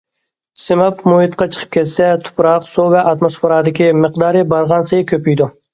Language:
Uyghur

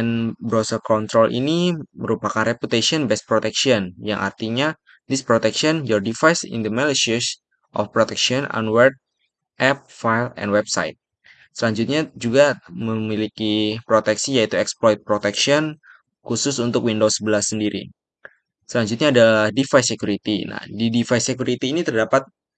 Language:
Indonesian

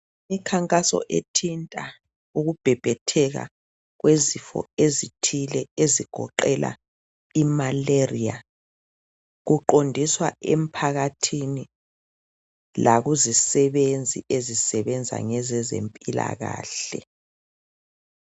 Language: North Ndebele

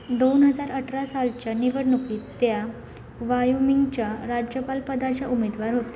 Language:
Marathi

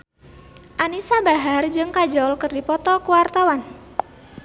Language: Sundanese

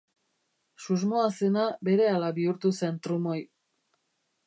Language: Basque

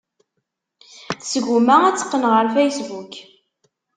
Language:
Kabyle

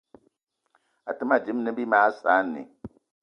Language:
Eton (Cameroon)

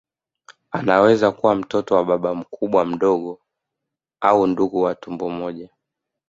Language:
Swahili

